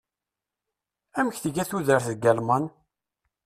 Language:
Kabyle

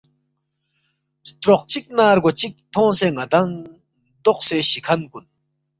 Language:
Balti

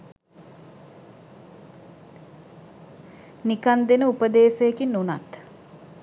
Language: Sinhala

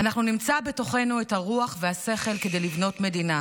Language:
Hebrew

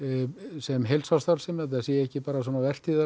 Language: Icelandic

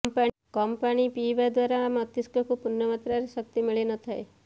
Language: Odia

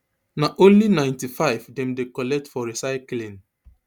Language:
Nigerian Pidgin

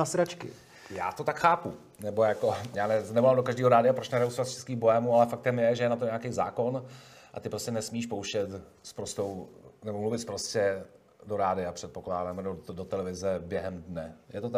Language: Czech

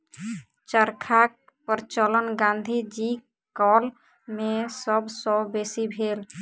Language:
Maithili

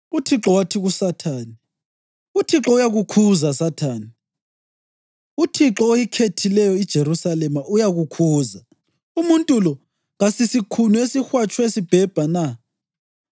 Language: North Ndebele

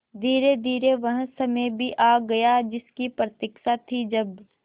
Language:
Hindi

